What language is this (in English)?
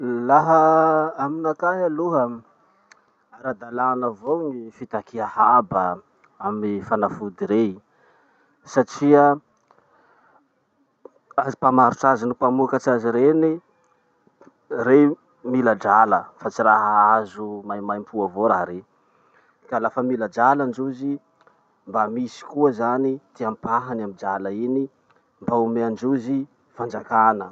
Masikoro Malagasy